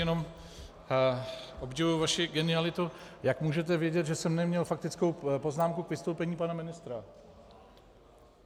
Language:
Czech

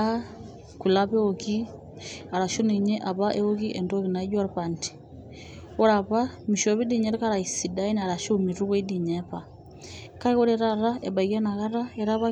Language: Masai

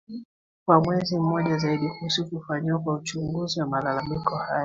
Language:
Swahili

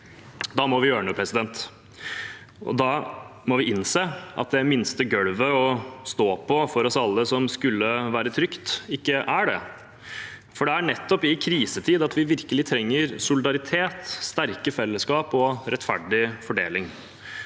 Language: Norwegian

